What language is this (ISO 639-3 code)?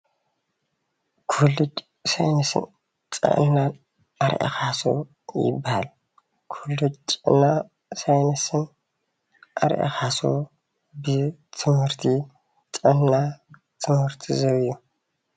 tir